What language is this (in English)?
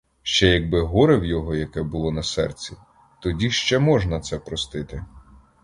Ukrainian